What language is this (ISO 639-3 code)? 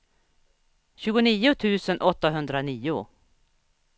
swe